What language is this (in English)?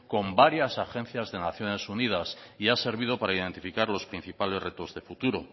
Spanish